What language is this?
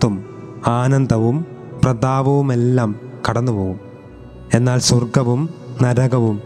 Malayalam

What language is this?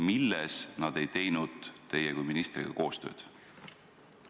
Estonian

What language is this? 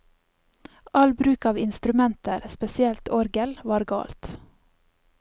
Norwegian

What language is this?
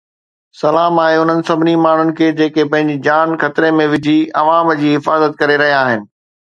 Sindhi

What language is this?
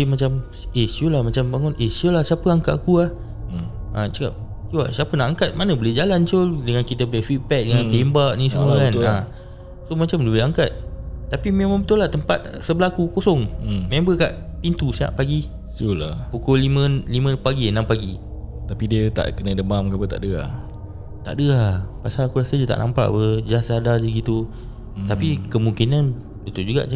Malay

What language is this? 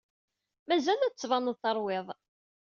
Kabyle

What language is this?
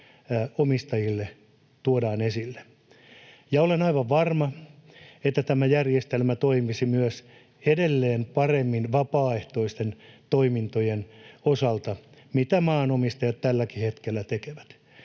Finnish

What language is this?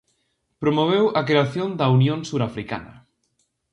Galician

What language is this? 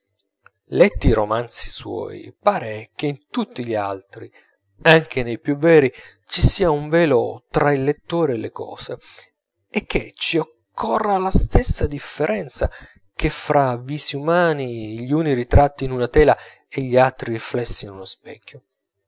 Italian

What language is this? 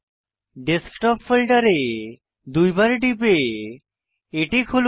Bangla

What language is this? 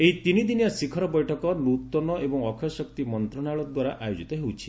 Odia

